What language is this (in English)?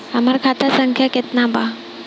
Bhojpuri